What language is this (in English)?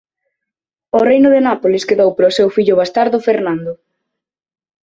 Galician